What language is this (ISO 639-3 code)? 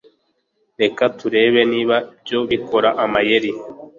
kin